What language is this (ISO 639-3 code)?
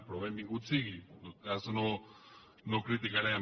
cat